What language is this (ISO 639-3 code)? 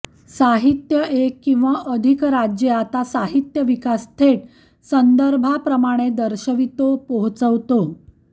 mar